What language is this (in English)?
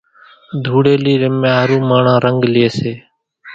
Kachi Koli